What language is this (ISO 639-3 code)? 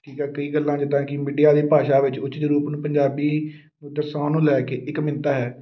pan